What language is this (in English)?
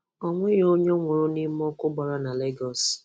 Igbo